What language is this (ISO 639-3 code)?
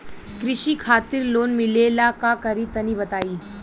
bho